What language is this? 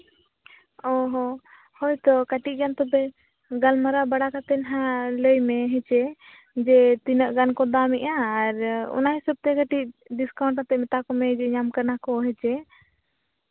Santali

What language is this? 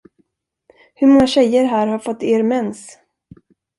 Swedish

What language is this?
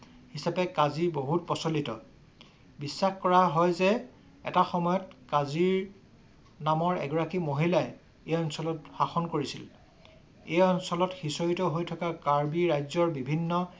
Assamese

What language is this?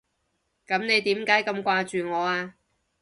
Cantonese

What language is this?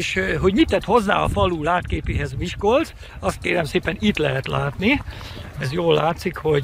Hungarian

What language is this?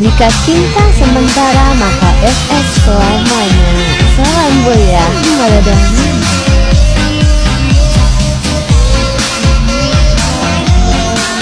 Indonesian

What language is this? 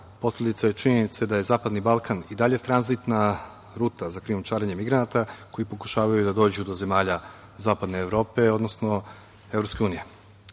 Serbian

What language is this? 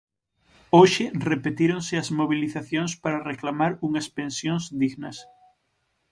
Galician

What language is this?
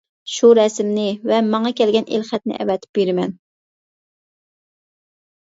Uyghur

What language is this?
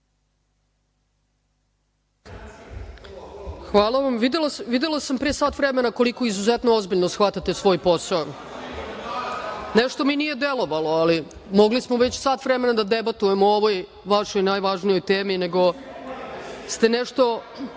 Serbian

